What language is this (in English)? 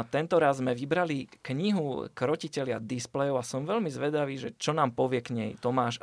Slovak